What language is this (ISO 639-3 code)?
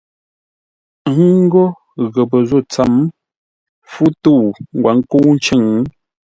nla